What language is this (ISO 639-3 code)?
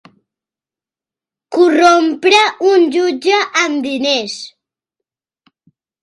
cat